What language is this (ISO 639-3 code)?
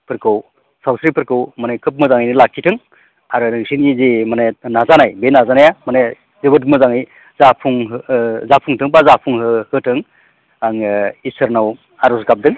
brx